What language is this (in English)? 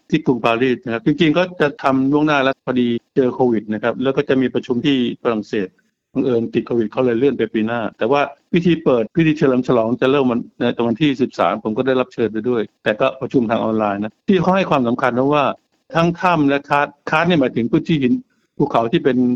Thai